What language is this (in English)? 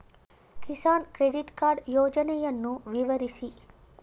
Kannada